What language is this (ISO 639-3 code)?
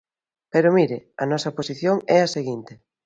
glg